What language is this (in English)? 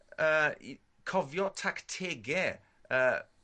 Welsh